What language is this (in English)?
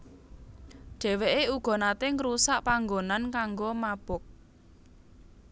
Javanese